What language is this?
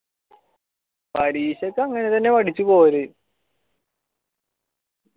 Malayalam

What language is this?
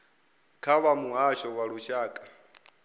Venda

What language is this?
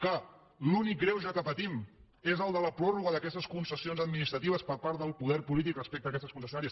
Catalan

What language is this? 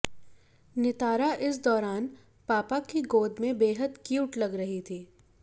Hindi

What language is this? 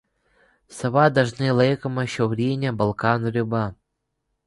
Lithuanian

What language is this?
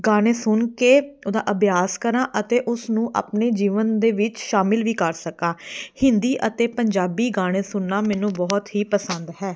Punjabi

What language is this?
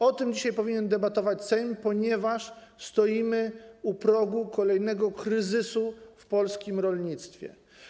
Polish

